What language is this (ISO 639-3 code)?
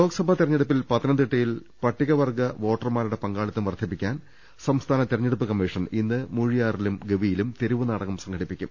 mal